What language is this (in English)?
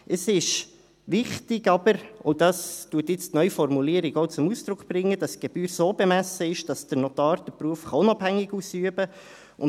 Swiss German